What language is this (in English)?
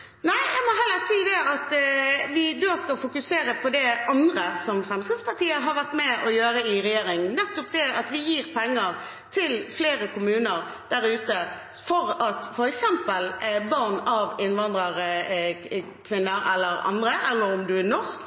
Norwegian Bokmål